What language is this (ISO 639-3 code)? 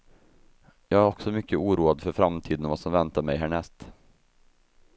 swe